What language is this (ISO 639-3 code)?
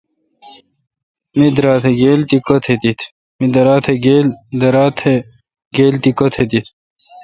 xka